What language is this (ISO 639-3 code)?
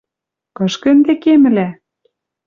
mrj